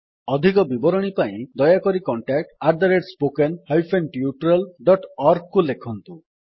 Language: Odia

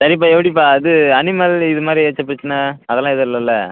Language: Tamil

